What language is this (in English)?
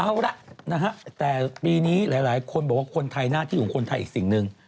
Thai